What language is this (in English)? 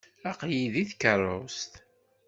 Kabyle